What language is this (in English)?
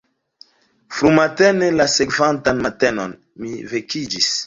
Esperanto